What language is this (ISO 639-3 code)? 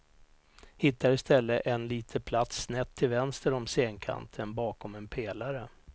swe